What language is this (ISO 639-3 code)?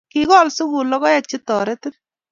kln